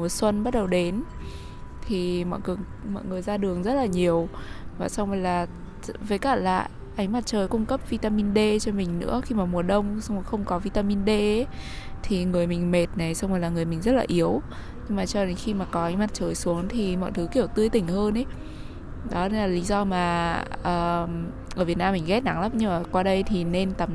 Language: Vietnamese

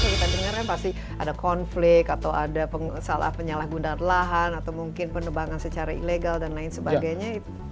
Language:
Indonesian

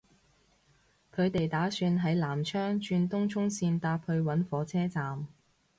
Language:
Cantonese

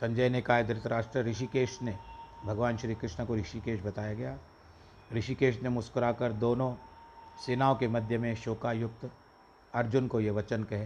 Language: Hindi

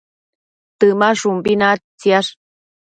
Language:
Matsés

